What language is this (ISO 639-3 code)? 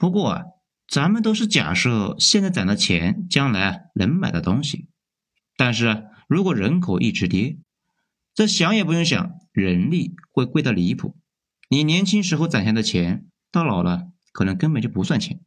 zho